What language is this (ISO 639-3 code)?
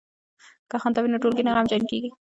pus